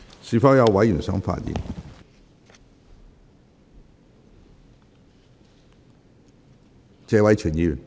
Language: Cantonese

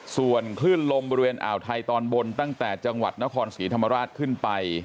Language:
Thai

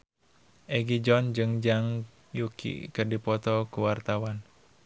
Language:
Sundanese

